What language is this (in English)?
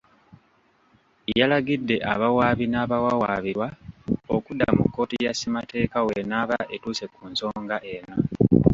Ganda